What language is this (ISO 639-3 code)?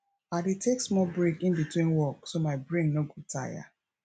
pcm